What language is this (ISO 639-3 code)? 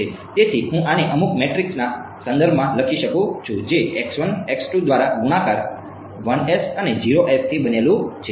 guj